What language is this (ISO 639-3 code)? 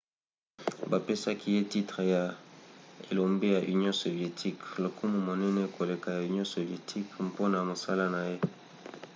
lin